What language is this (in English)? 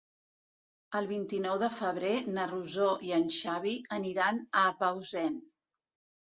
Catalan